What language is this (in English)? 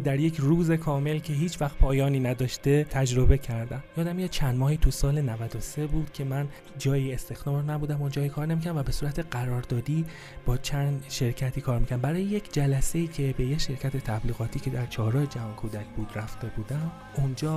Persian